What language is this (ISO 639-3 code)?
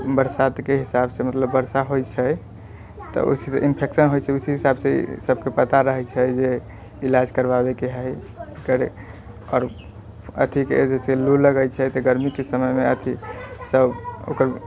mai